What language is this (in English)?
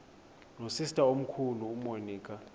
Xhosa